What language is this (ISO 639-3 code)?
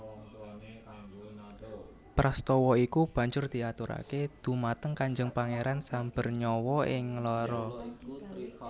jav